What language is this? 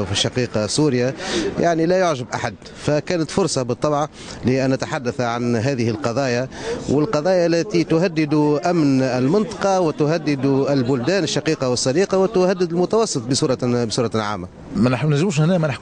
Arabic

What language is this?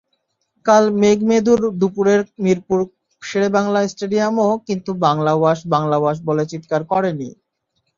Bangla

